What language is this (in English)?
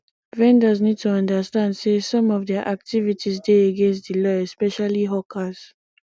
Nigerian Pidgin